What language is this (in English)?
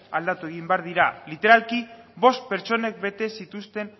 Basque